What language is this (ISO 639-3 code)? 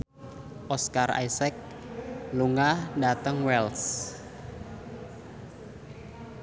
jav